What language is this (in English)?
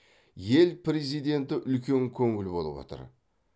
Kazakh